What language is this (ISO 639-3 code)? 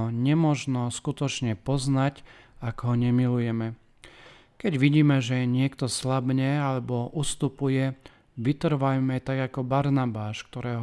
slk